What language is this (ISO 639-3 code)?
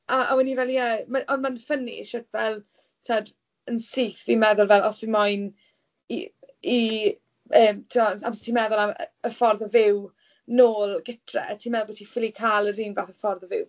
cym